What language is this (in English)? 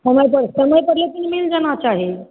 Maithili